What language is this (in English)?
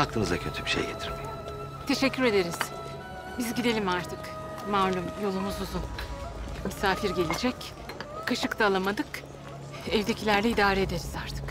Turkish